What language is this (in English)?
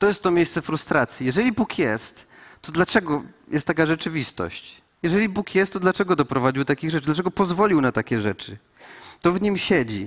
Polish